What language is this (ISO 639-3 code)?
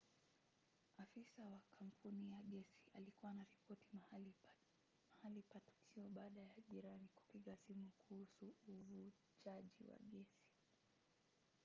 swa